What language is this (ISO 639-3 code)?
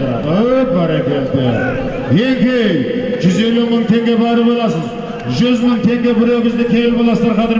tur